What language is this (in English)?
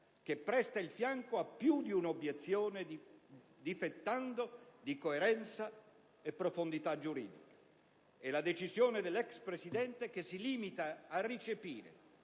Italian